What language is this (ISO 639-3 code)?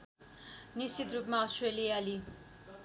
nep